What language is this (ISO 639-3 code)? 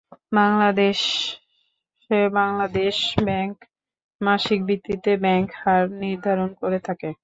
ben